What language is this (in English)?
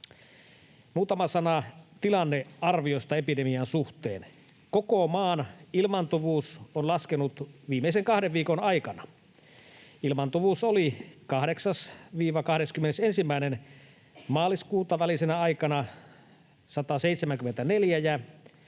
Finnish